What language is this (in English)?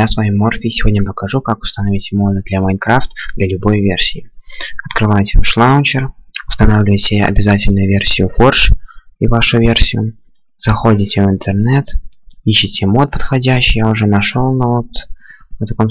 Russian